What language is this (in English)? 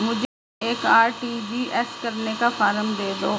Hindi